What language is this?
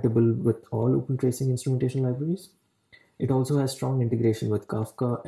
English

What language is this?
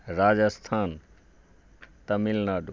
Maithili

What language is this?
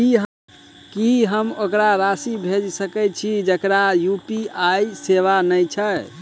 Maithili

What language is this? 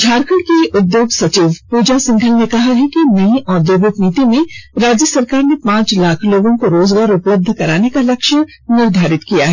Hindi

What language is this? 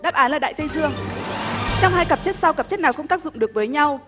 Vietnamese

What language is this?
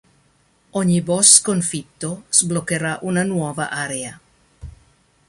Italian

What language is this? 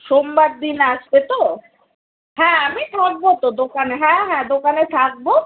Bangla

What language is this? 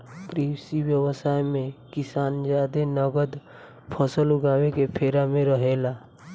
Bhojpuri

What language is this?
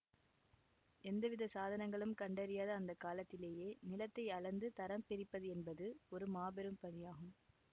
Tamil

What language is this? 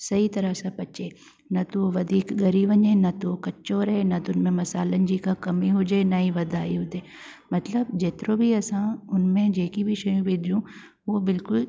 Sindhi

